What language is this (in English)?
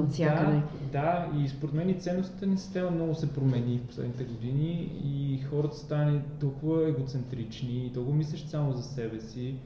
Bulgarian